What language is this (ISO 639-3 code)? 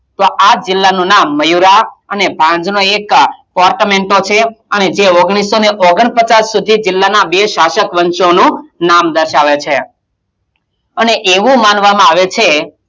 guj